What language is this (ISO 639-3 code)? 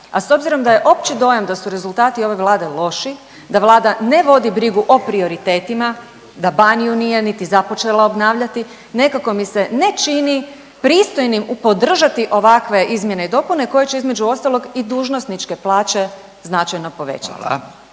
hrv